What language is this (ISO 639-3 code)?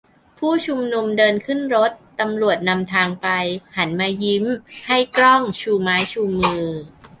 tha